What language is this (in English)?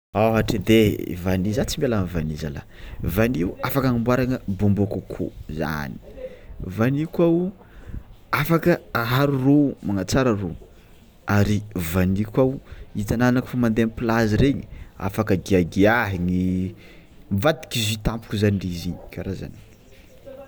Tsimihety Malagasy